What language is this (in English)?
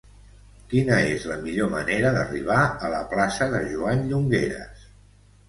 Catalan